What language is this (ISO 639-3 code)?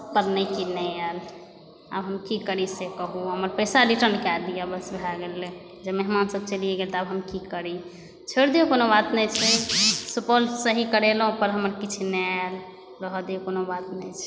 mai